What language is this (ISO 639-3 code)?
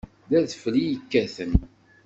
kab